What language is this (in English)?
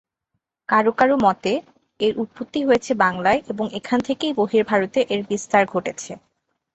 Bangla